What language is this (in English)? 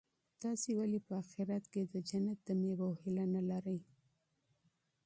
Pashto